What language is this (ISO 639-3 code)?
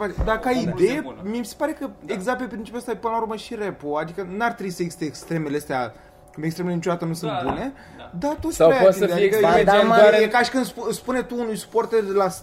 ron